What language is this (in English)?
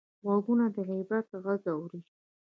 Pashto